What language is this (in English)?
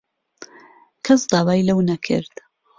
Central Kurdish